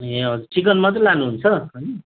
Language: Nepali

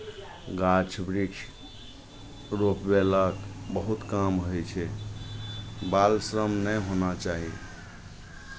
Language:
Maithili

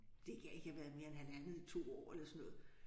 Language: Danish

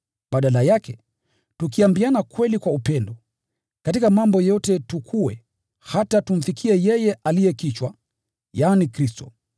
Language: Swahili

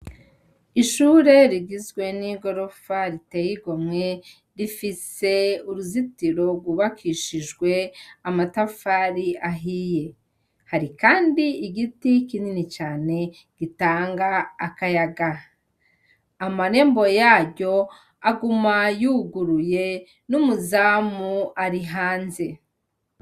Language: Rundi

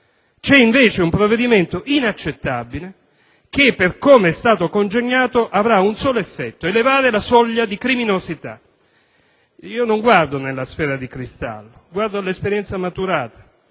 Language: Italian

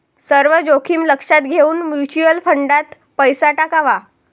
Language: Marathi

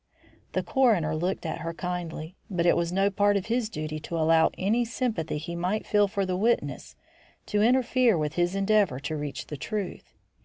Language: English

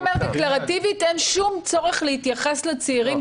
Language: Hebrew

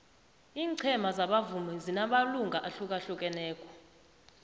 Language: South Ndebele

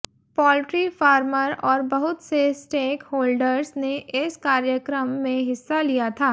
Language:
Hindi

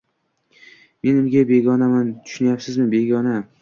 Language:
Uzbek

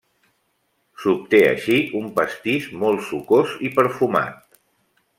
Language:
Catalan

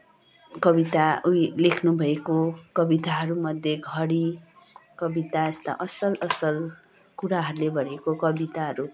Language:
Nepali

